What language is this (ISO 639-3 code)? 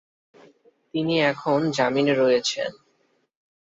ben